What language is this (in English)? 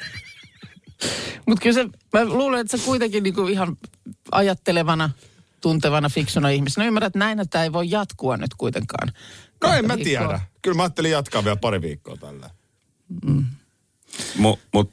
Finnish